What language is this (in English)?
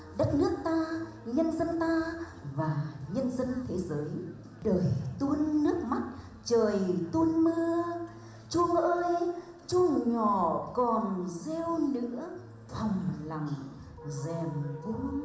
Vietnamese